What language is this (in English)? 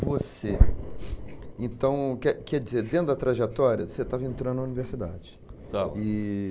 Portuguese